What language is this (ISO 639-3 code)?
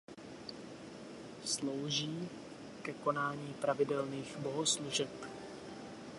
ces